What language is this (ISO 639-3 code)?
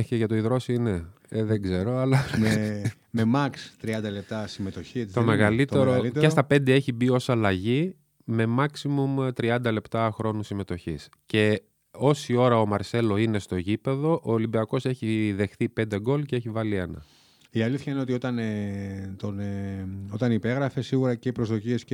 ell